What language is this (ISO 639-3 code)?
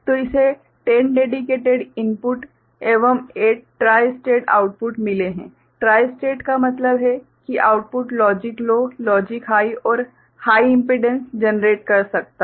hin